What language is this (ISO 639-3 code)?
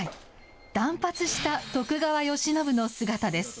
jpn